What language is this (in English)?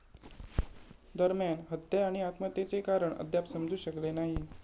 Marathi